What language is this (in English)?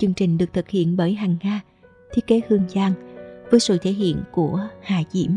Vietnamese